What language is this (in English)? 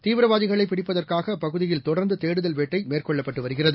Tamil